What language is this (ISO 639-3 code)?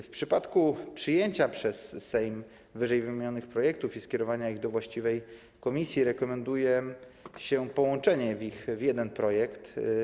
pol